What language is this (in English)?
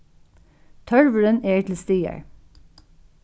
Faroese